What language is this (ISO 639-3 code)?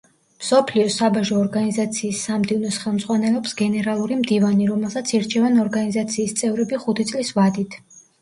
kat